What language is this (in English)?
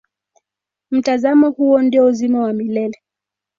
Swahili